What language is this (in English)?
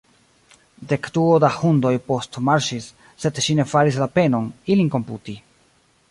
Esperanto